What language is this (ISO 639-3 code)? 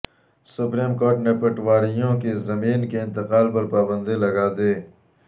urd